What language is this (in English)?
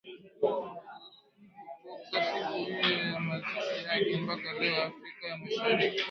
Swahili